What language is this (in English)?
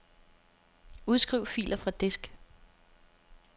Danish